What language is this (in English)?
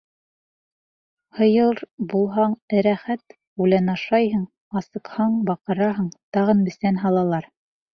Bashkir